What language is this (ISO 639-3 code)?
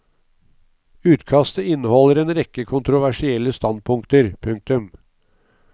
nor